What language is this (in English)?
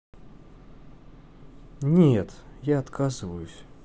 Russian